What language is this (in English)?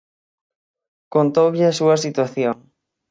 Galician